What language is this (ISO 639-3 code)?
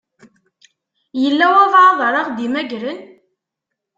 kab